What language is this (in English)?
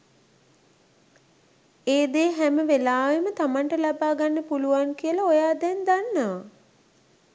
Sinhala